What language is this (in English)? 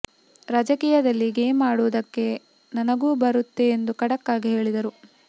Kannada